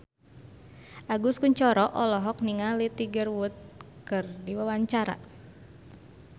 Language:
Sundanese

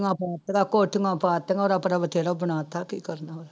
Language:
Punjabi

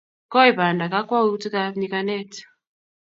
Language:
Kalenjin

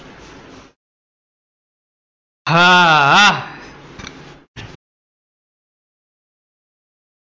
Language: Gujarati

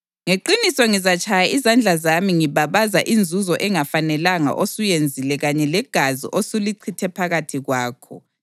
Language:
North Ndebele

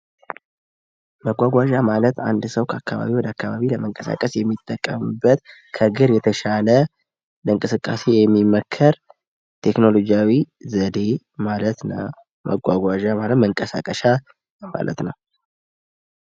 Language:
Amharic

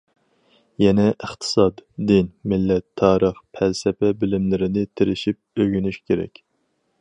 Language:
Uyghur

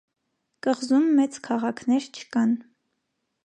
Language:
Armenian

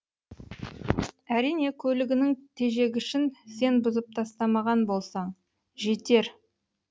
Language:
Kazakh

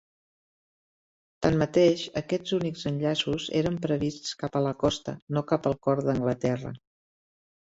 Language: Catalan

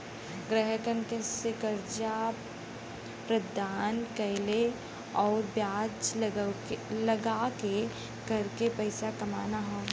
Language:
Bhojpuri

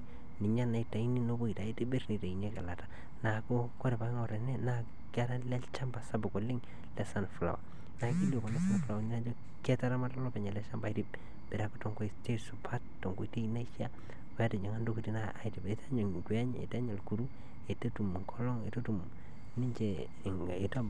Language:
Masai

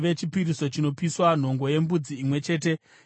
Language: Shona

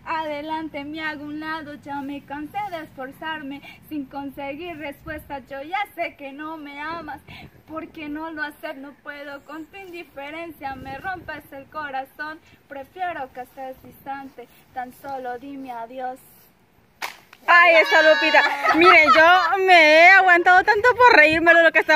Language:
Spanish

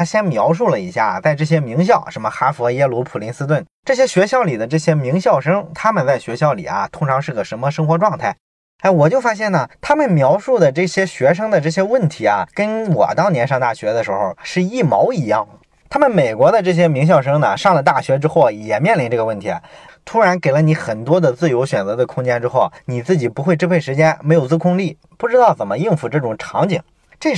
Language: Chinese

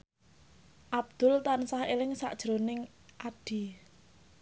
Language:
Javanese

